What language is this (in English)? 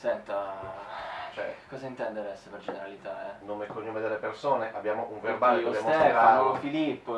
Italian